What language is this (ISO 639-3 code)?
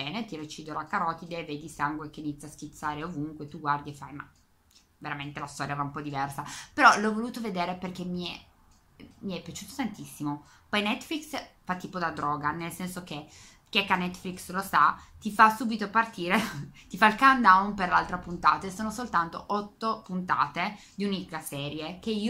ita